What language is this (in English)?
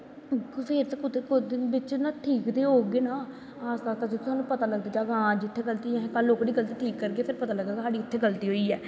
Dogri